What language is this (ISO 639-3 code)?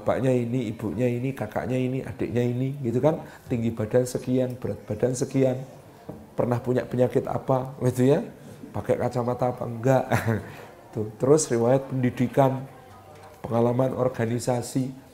ind